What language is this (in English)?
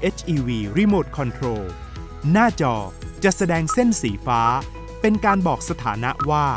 Thai